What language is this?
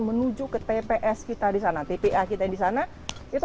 Indonesian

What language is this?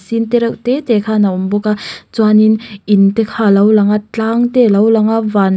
Mizo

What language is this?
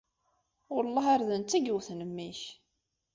Kabyle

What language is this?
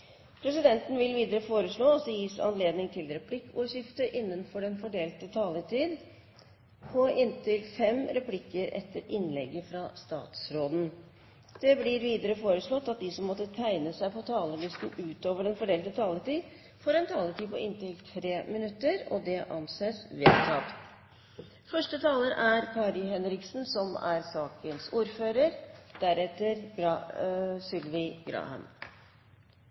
Norwegian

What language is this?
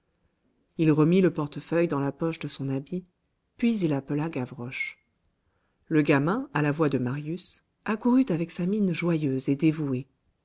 French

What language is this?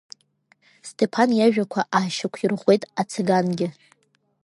Abkhazian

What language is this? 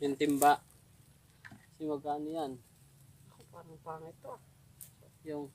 Filipino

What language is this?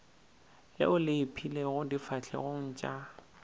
Northern Sotho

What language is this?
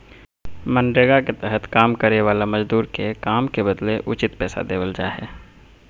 Magahi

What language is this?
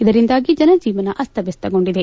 Kannada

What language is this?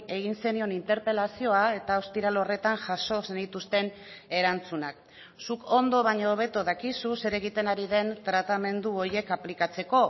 Basque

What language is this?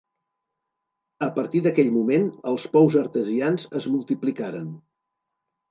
Catalan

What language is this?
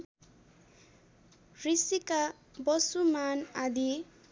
Nepali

